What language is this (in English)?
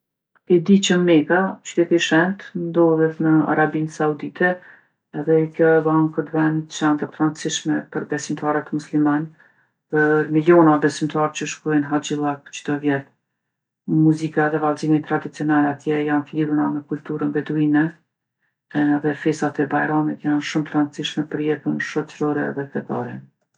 Gheg Albanian